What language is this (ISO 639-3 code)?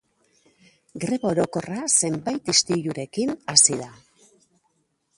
eus